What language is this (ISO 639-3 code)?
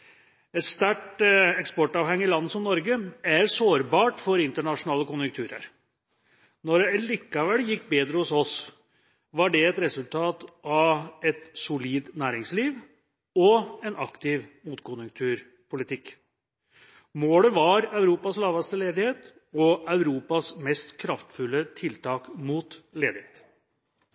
nob